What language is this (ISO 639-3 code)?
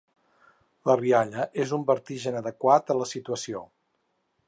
cat